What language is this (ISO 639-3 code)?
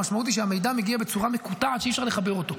heb